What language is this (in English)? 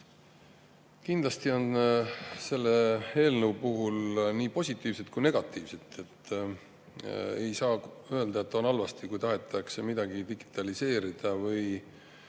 Estonian